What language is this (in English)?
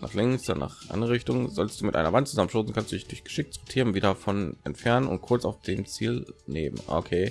German